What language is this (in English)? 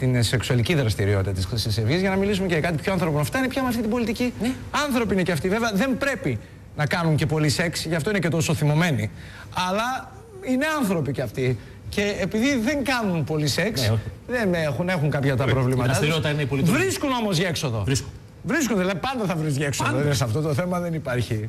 Greek